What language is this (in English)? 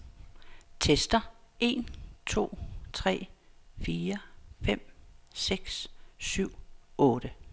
Danish